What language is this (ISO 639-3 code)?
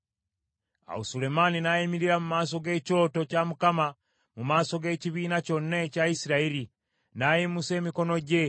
lug